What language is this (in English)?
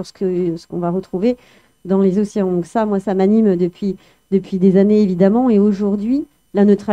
French